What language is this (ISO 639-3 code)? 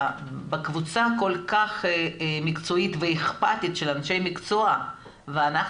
heb